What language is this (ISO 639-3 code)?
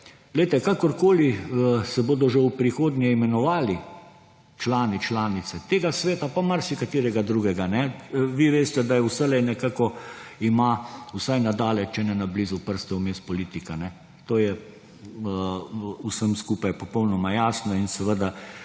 slv